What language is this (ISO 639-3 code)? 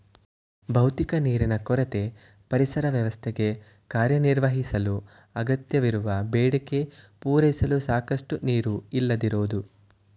kan